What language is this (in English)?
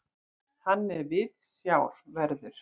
Icelandic